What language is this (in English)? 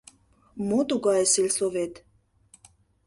Mari